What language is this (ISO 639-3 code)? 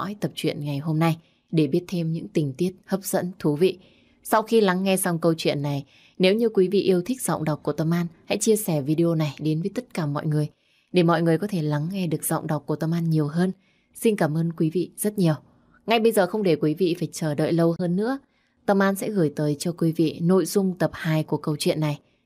vie